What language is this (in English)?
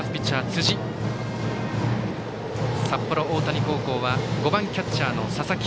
Japanese